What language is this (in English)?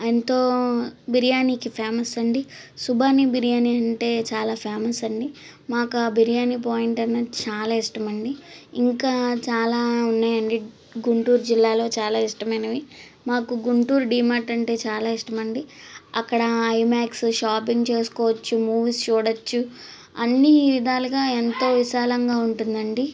Telugu